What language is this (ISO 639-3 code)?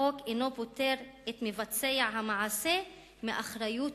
heb